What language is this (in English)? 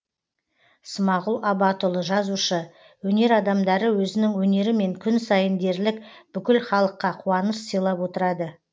Kazakh